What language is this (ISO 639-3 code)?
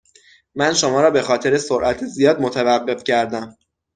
fas